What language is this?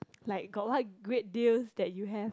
English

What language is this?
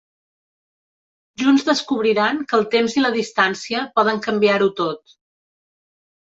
Catalan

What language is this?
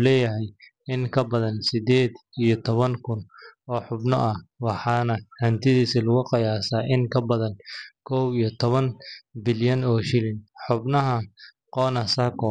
Somali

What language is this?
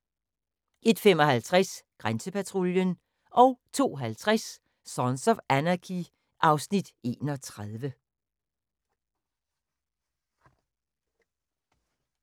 Danish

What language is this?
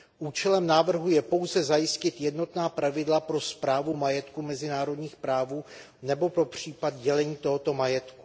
Czech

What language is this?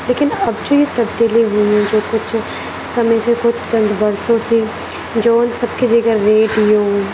Urdu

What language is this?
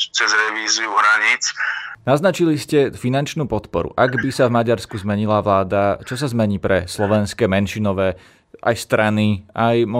Slovak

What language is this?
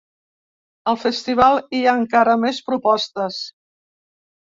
Catalan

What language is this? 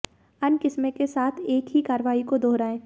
Hindi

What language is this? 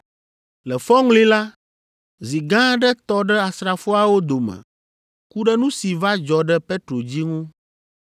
Ewe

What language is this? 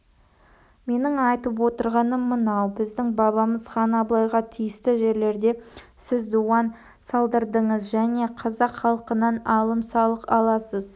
Kazakh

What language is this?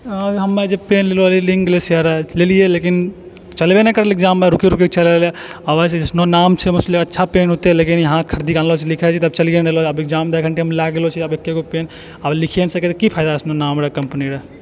Maithili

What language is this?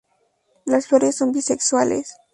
Spanish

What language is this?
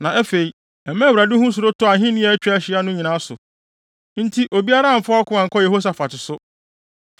Akan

